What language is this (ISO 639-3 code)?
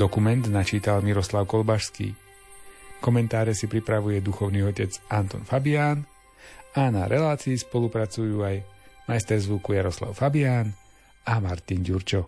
slk